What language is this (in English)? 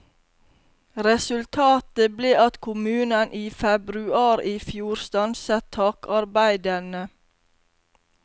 Norwegian